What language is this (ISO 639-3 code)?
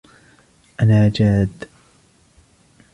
ara